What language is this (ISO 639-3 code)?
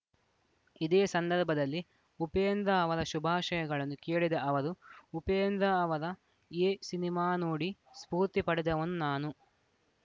kan